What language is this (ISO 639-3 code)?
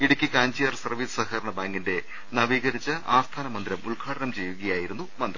mal